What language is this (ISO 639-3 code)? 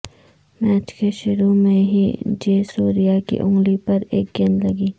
urd